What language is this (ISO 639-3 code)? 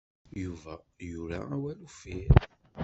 kab